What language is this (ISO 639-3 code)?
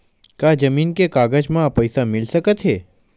hne